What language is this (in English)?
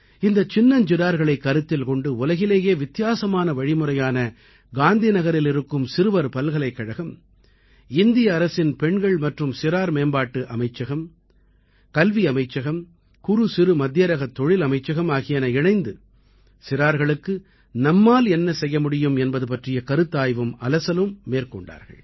Tamil